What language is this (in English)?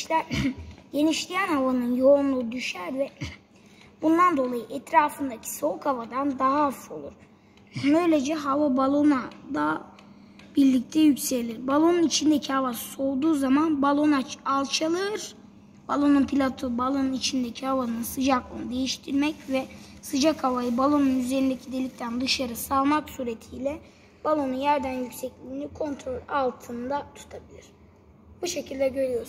Turkish